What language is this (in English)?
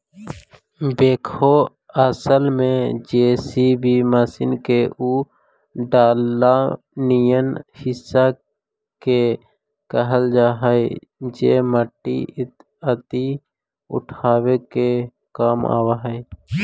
Magahi